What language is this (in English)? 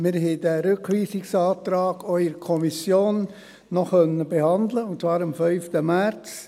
Swiss German